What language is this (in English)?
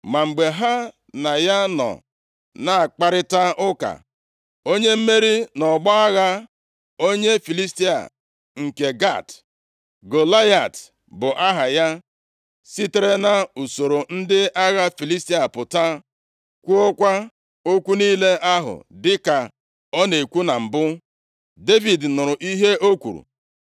Igbo